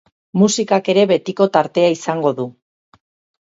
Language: Basque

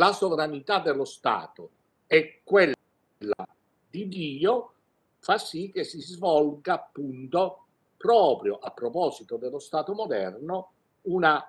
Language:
Italian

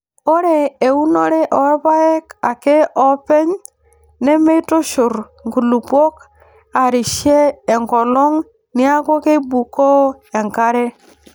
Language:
Masai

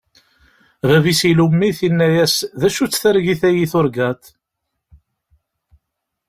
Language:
Kabyle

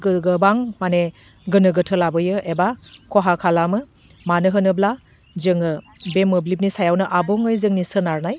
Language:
Bodo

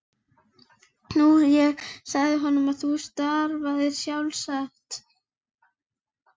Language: Icelandic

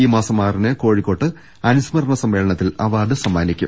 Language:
Malayalam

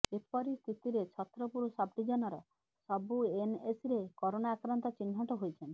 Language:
Odia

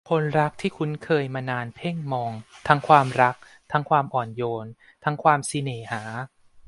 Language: Thai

